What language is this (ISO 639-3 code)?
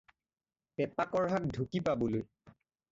asm